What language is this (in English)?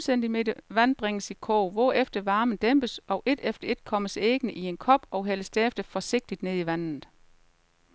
Danish